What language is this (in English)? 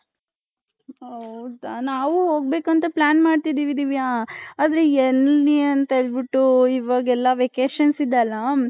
Kannada